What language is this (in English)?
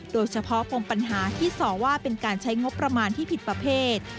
Thai